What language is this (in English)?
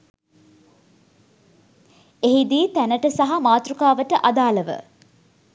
Sinhala